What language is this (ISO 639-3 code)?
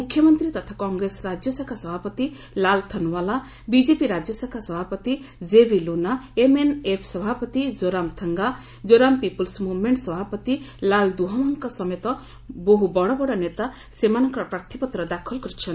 ori